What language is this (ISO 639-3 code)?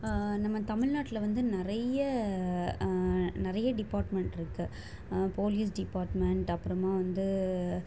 tam